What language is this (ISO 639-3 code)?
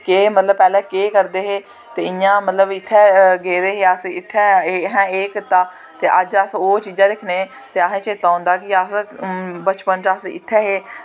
doi